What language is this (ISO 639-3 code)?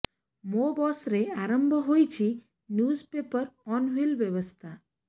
ori